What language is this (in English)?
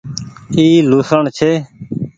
Goaria